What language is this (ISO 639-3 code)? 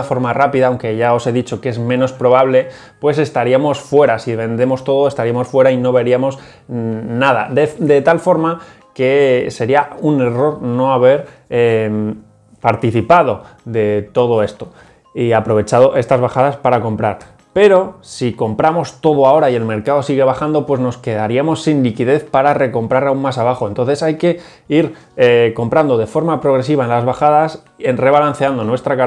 spa